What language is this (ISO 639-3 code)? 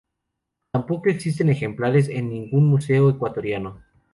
spa